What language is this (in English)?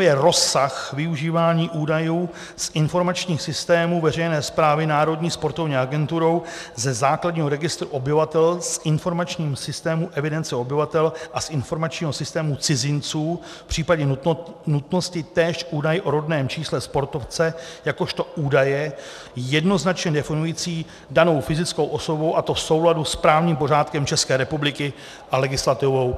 Czech